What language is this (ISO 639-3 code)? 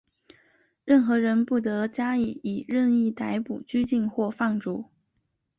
zho